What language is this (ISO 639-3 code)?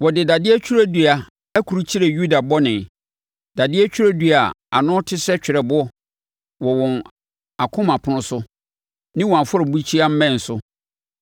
aka